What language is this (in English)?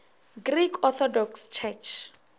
Northern Sotho